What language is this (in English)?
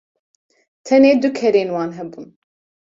Kurdish